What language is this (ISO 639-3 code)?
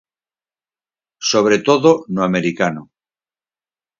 glg